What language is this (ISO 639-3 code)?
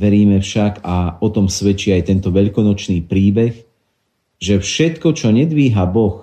slk